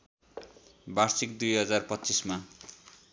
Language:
Nepali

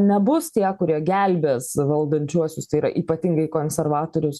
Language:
Lithuanian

